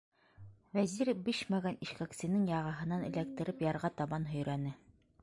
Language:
Bashkir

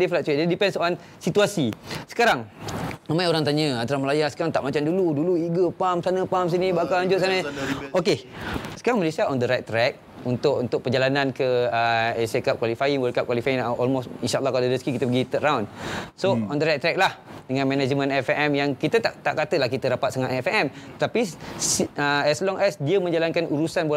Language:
Malay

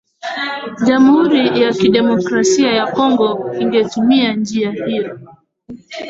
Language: Swahili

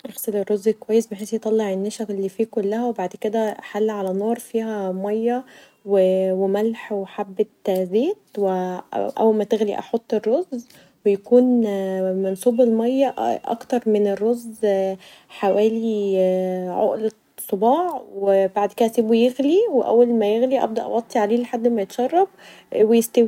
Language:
Egyptian Arabic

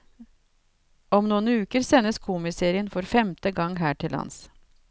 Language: Norwegian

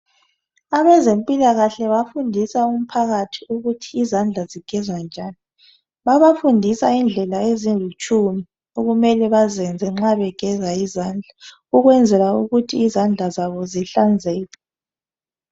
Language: North Ndebele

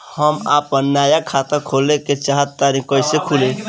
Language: Bhojpuri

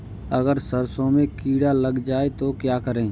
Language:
Hindi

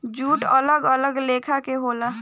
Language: Bhojpuri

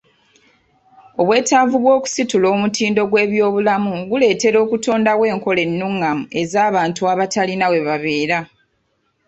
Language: Ganda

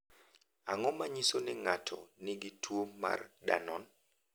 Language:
Luo (Kenya and Tanzania)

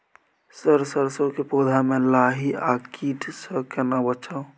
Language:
Maithili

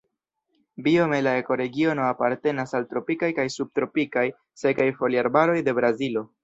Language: Esperanto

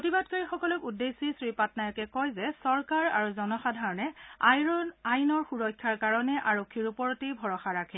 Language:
Assamese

